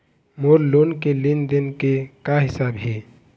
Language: Chhattisgarhi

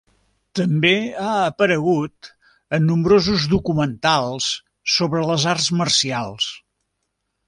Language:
Catalan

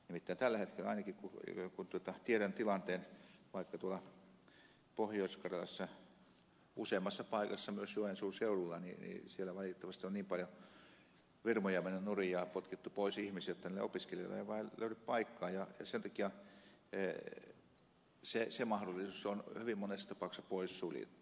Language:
Finnish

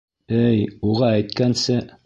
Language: Bashkir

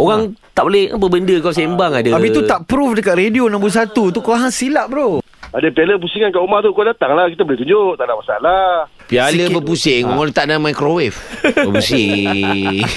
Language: Malay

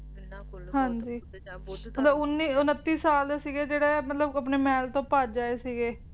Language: Punjabi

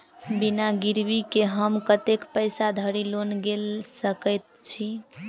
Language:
Maithili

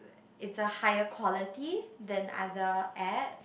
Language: English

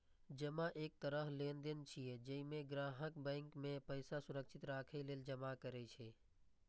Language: Maithili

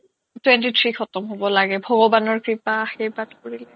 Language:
Assamese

